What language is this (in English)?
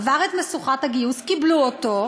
Hebrew